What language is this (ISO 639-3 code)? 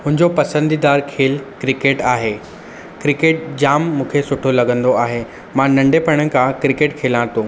snd